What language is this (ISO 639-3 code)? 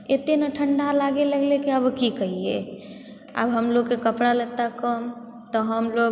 mai